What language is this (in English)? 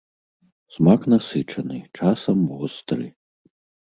Belarusian